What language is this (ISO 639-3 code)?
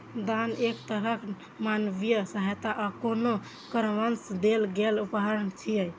mai